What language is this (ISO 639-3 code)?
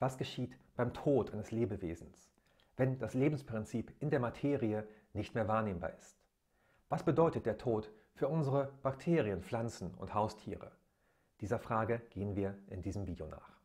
deu